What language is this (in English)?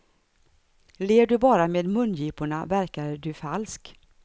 Swedish